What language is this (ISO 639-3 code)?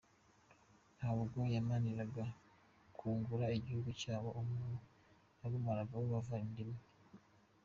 kin